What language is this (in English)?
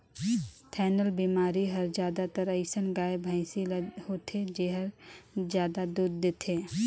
Chhattisgarhi